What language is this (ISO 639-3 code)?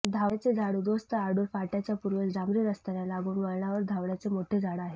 mar